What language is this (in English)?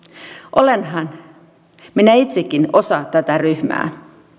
Finnish